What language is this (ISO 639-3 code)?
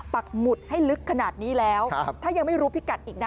tha